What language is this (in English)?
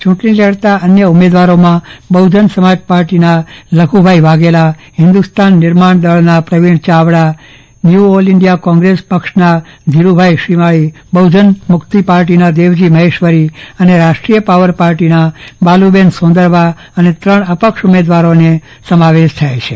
Gujarati